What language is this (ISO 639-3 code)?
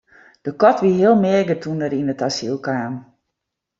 fry